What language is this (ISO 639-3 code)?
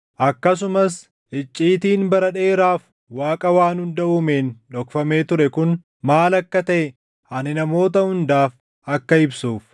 orm